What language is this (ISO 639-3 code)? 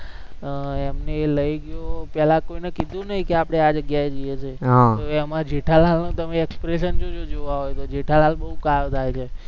guj